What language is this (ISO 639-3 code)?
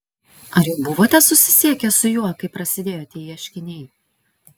lit